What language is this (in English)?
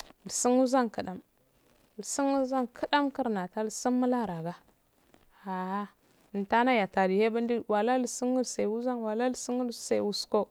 Afade